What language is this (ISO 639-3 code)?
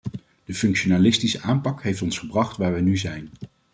nld